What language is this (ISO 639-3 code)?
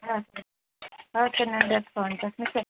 tel